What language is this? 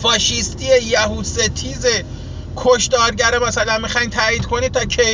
Persian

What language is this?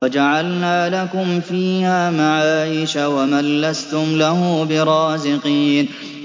Arabic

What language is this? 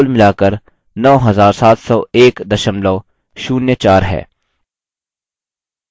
Hindi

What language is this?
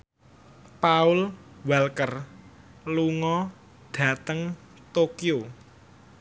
Javanese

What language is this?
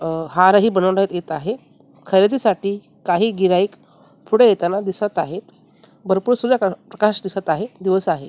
Marathi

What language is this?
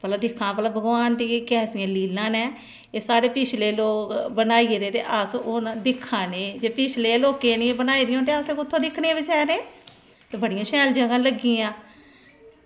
Dogri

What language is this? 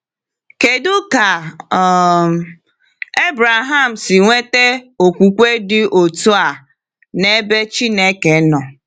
Igbo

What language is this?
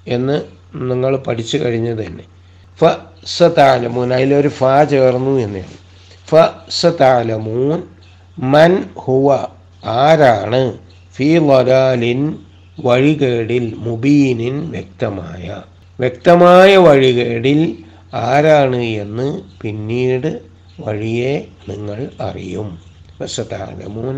Malayalam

